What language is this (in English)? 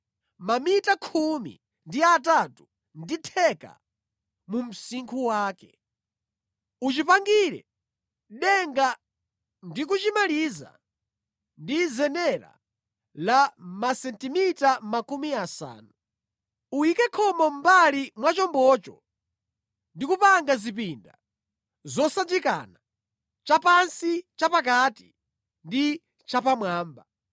Nyanja